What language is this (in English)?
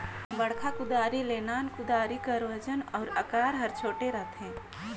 Chhattisgarhi